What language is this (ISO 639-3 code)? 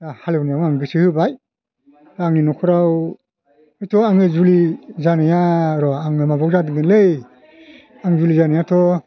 brx